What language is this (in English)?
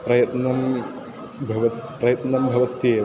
Sanskrit